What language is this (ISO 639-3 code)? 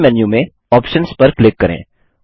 hin